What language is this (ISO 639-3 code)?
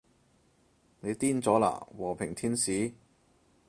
yue